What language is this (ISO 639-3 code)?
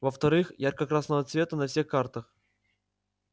rus